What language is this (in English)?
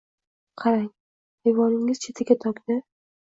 Uzbek